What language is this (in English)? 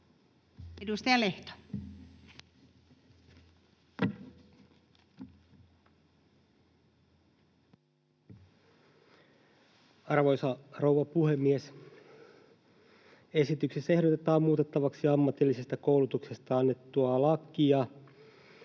Finnish